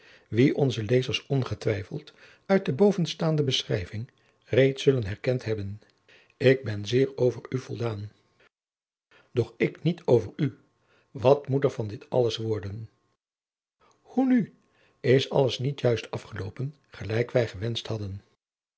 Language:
Dutch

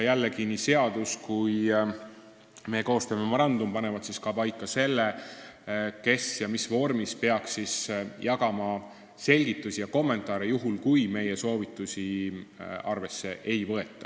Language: Estonian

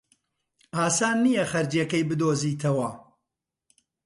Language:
Central Kurdish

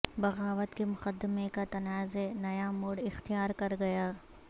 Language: Urdu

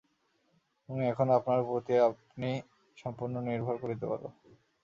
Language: Bangla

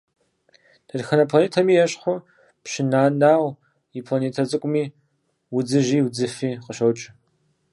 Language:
Kabardian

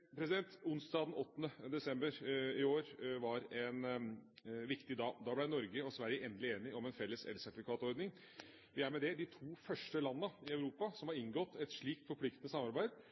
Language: Norwegian Bokmål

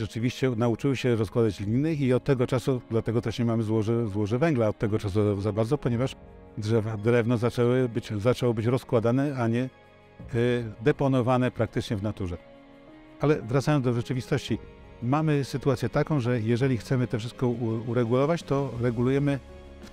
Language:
Polish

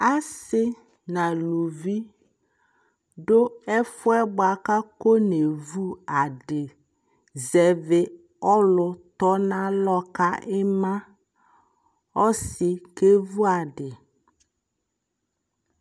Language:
Ikposo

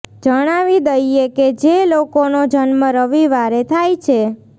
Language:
Gujarati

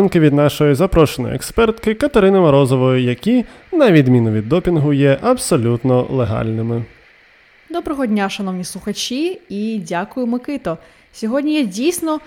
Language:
Ukrainian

